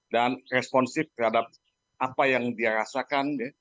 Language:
Indonesian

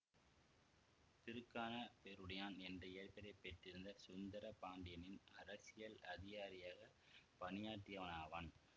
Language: Tamil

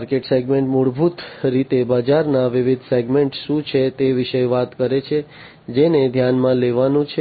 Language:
Gujarati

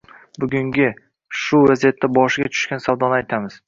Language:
Uzbek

